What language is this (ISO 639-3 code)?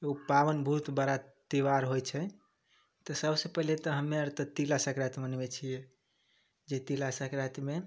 mai